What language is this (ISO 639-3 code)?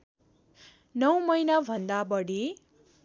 nep